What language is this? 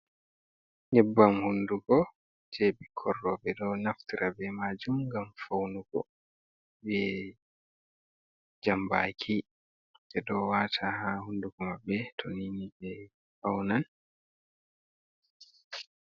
Fula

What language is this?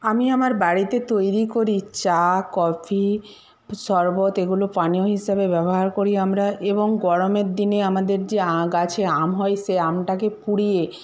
Bangla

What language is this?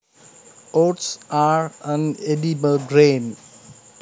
Javanese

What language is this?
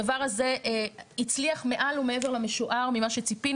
Hebrew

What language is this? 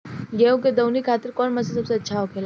Bhojpuri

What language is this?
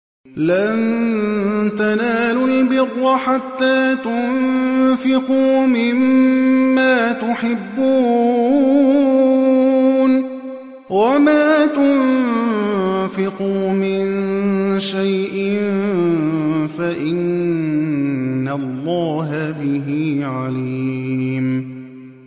Arabic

